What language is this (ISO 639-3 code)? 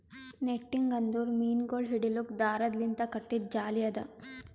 kan